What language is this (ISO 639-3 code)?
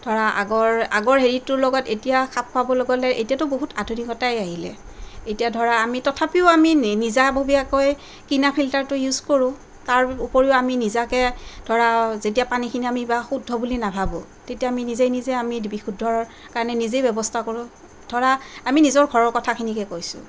asm